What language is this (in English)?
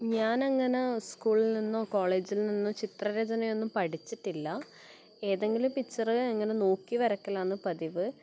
Malayalam